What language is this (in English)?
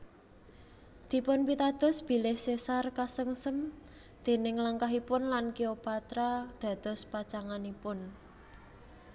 Javanese